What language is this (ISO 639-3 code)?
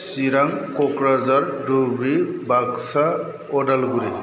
brx